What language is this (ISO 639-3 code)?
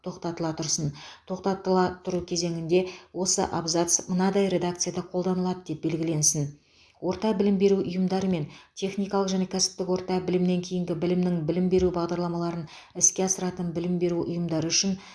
kaz